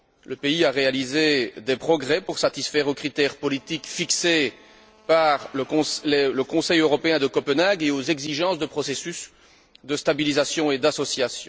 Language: French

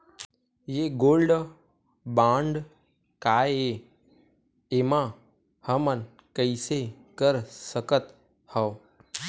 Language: Chhattisgarhi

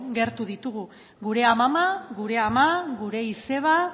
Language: Basque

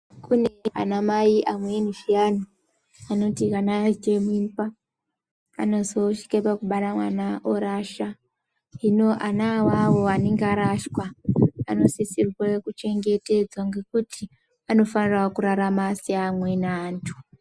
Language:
Ndau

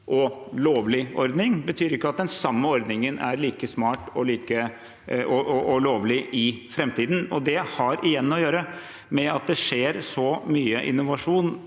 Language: Norwegian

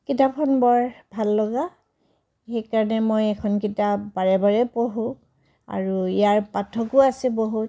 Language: Assamese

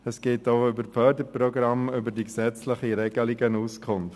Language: Swiss German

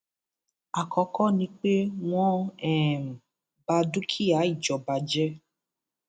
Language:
Yoruba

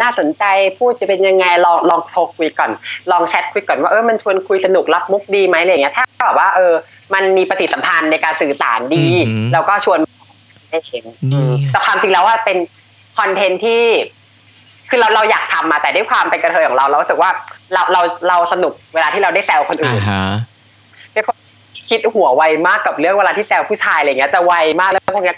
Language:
Thai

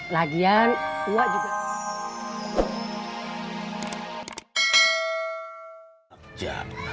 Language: Indonesian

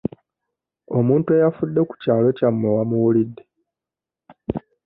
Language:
Ganda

